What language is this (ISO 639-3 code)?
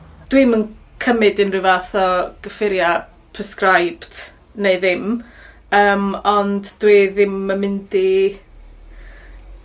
cym